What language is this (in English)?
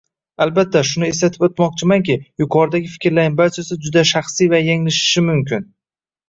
Uzbek